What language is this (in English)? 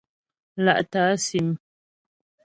Ghomala